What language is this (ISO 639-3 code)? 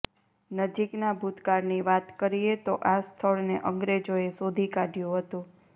guj